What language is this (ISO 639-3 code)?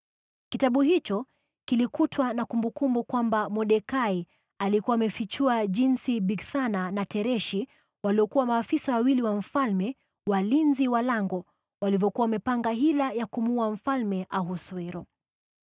swa